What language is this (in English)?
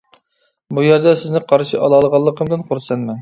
Uyghur